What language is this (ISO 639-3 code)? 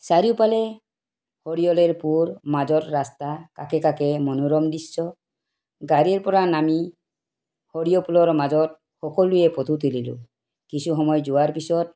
asm